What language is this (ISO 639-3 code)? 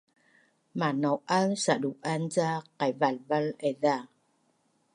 bnn